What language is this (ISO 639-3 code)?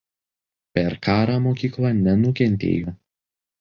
lit